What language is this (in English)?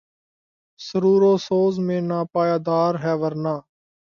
Urdu